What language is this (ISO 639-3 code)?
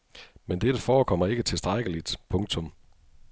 dan